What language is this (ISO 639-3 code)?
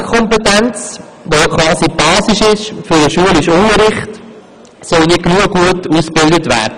gsw